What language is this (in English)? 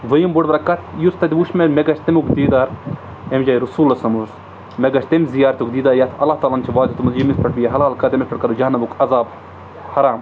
Kashmiri